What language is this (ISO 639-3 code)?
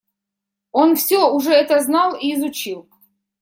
rus